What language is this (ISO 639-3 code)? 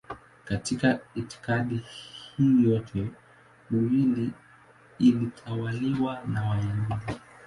swa